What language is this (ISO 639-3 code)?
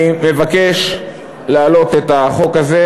heb